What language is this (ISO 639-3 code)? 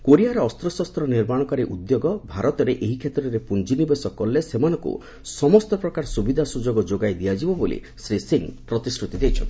ori